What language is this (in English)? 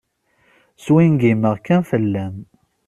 Kabyle